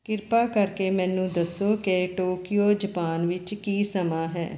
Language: Punjabi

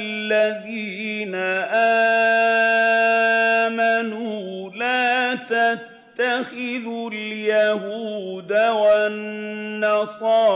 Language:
Arabic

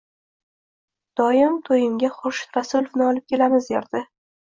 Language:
Uzbek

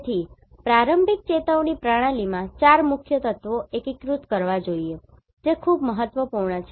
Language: Gujarati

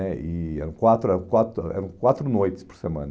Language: Portuguese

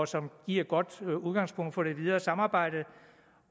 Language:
Danish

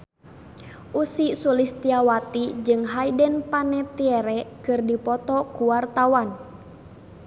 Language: Sundanese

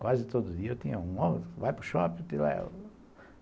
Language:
Portuguese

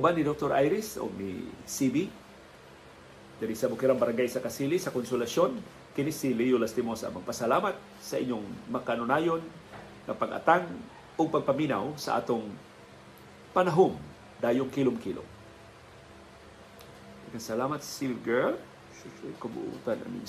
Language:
Filipino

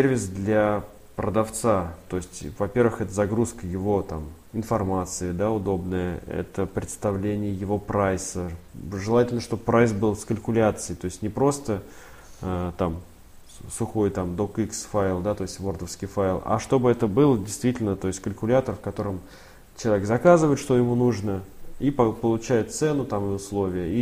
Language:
Russian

